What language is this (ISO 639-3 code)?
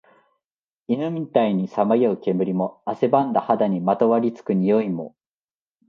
jpn